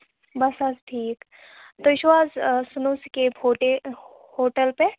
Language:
Kashmiri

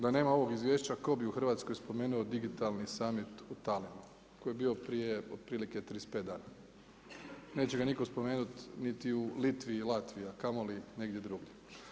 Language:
Croatian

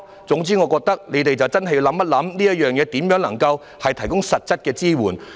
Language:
Cantonese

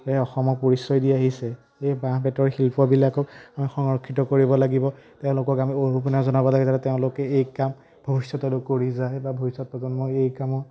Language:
Assamese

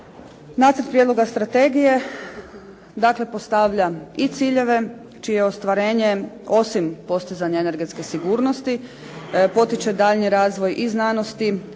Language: Croatian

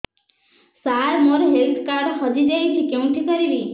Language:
Odia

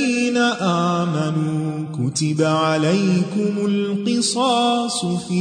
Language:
Urdu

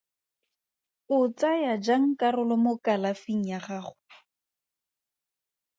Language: Tswana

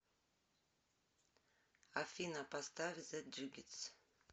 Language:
Russian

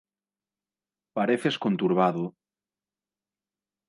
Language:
Galician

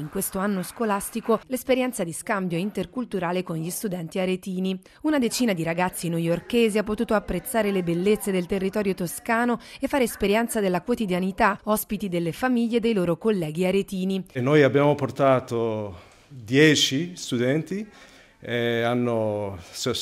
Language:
Italian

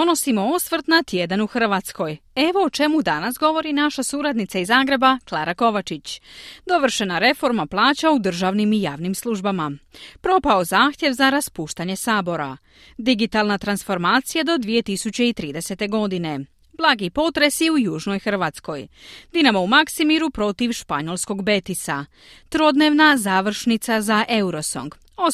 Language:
Croatian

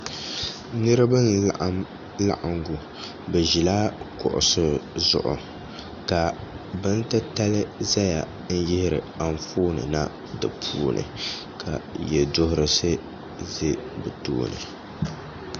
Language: Dagbani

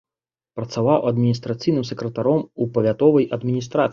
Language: Belarusian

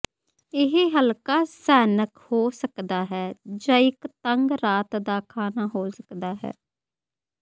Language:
Punjabi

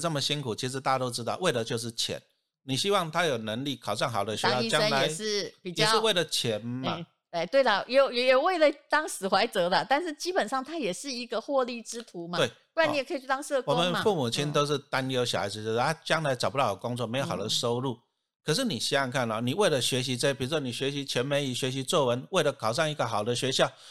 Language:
Chinese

